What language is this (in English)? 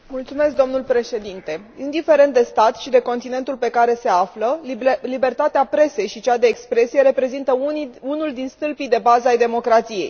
Romanian